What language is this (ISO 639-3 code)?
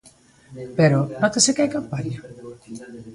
glg